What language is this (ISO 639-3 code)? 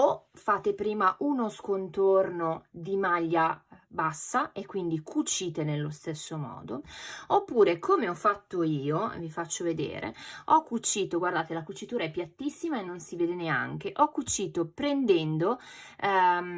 ita